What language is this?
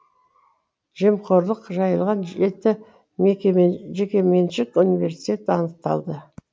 Kazakh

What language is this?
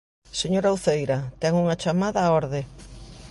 Galician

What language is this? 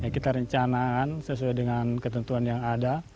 Indonesian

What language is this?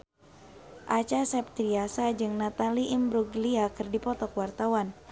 Sundanese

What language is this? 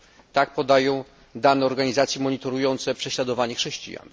Polish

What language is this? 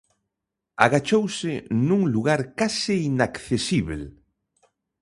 Galician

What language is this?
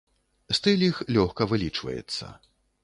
Belarusian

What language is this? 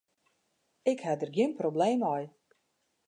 Western Frisian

